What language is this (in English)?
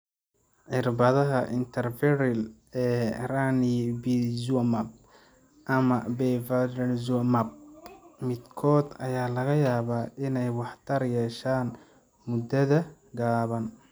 Somali